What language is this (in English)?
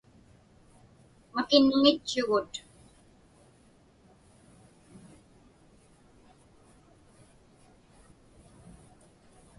Inupiaq